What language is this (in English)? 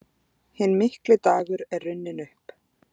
Icelandic